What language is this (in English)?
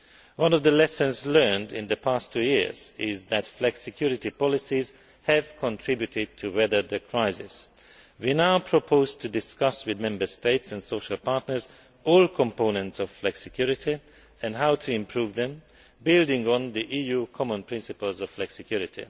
English